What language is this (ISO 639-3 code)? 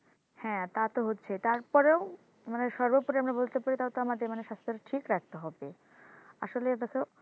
ben